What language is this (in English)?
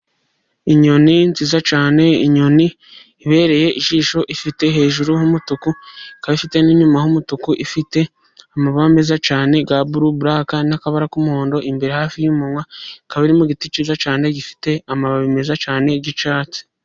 Kinyarwanda